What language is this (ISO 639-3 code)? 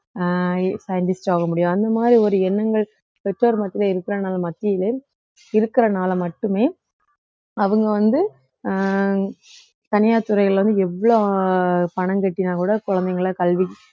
tam